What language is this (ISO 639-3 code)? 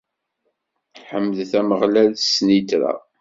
kab